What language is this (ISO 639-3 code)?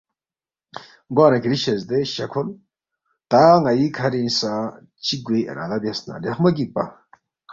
bft